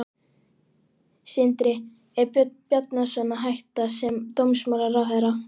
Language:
Icelandic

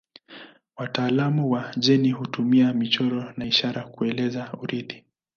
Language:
Swahili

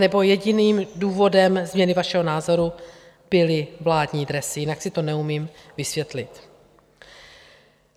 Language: Czech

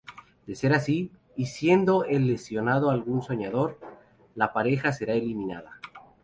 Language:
Spanish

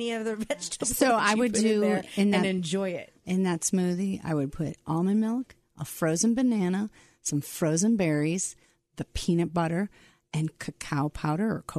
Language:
English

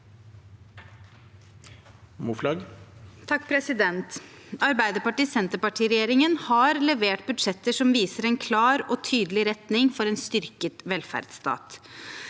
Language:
Norwegian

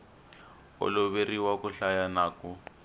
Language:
Tsonga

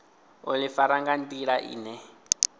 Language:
Venda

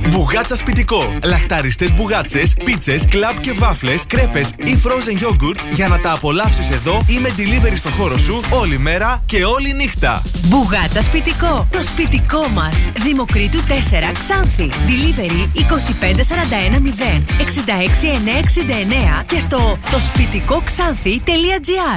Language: Greek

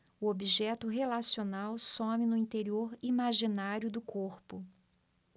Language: Portuguese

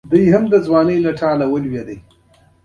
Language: Pashto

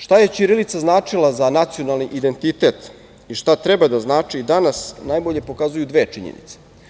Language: Serbian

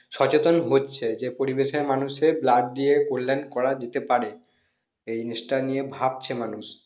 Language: Bangla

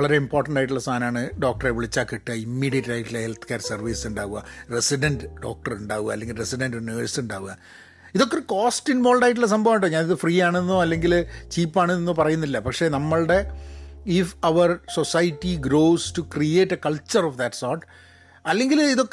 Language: Malayalam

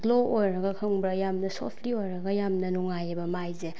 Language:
Manipuri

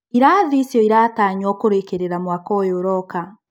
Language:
Kikuyu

